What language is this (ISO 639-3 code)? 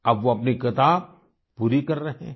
hin